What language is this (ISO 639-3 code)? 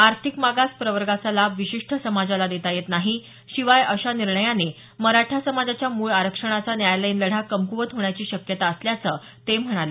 mar